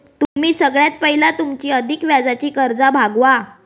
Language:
Marathi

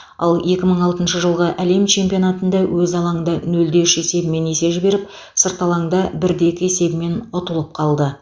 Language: Kazakh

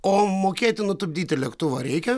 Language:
Lithuanian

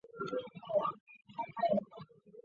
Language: Chinese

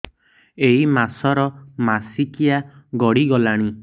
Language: Odia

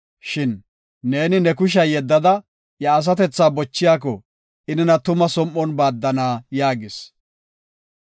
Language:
Gofa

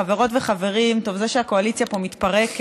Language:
Hebrew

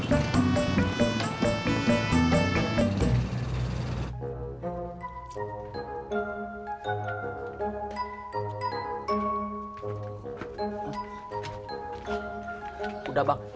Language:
Indonesian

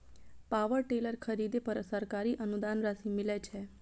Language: Maithili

